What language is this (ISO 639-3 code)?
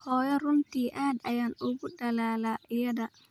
som